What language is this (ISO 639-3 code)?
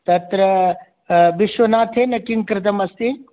san